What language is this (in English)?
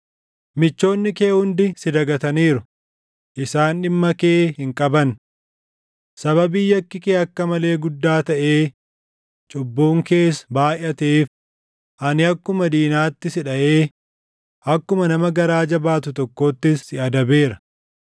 Oromo